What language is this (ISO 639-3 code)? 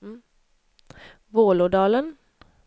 swe